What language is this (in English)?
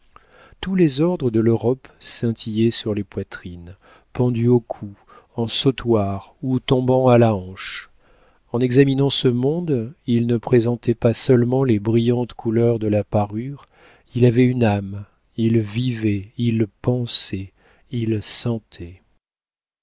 French